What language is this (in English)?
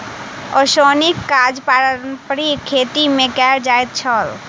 Maithili